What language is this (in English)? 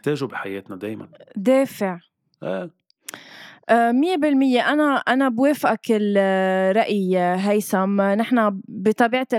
Arabic